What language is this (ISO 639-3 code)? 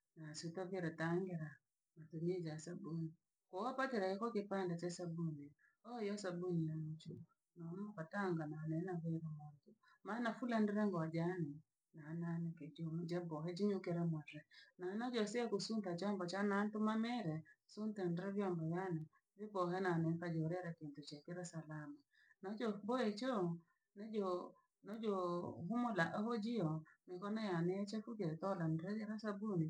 lag